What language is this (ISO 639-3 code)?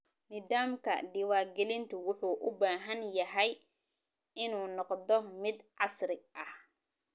som